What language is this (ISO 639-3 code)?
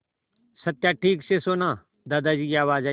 hin